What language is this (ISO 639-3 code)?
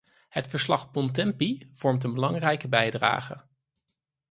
nld